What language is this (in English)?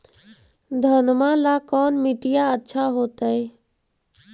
Magahi